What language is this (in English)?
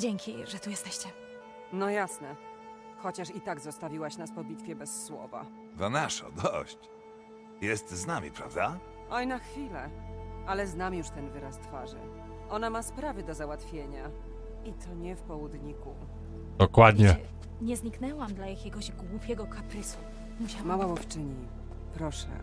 Polish